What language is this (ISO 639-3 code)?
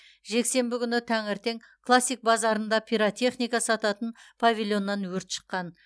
kaz